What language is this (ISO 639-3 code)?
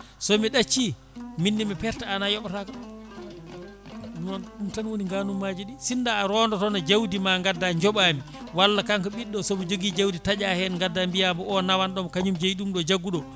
ful